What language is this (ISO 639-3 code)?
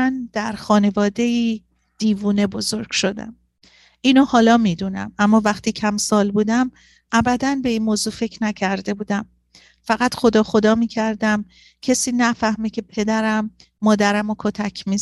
fas